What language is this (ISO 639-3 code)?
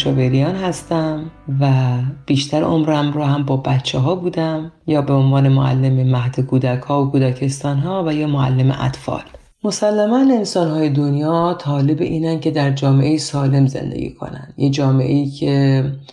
fas